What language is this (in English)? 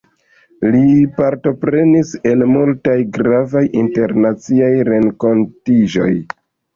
Esperanto